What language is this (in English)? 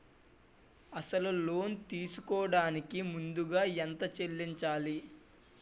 Telugu